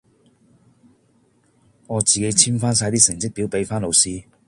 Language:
Cantonese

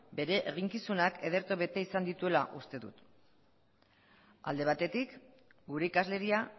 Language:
Basque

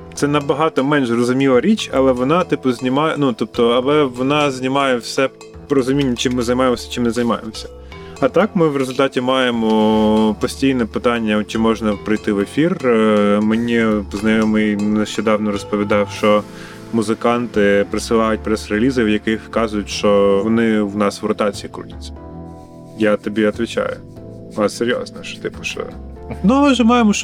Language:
Ukrainian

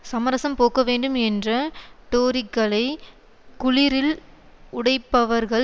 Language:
Tamil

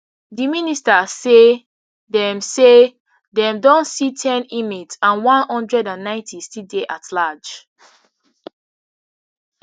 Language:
Nigerian Pidgin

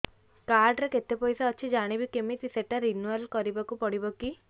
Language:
Odia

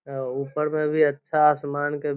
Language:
Magahi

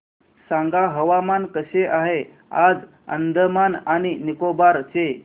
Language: Marathi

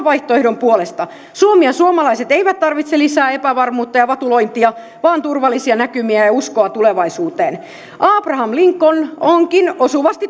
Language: Finnish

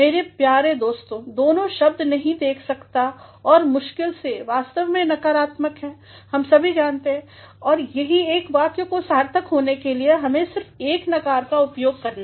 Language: Hindi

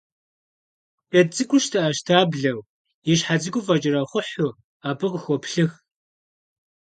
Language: Kabardian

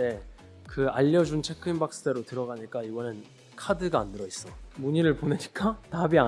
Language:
Korean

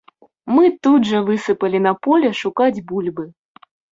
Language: Belarusian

